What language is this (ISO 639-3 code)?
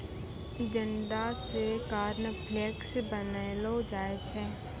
mai